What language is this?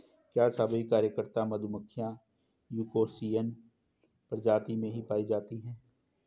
Hindi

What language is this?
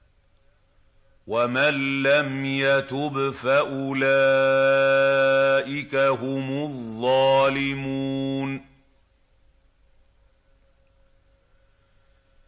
Arabic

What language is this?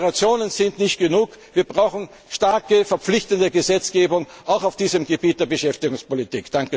German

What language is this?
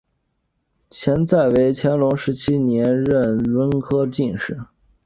Chinese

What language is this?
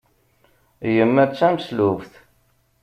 Kabyle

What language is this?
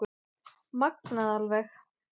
Icelandic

